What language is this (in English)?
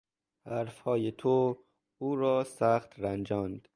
Persian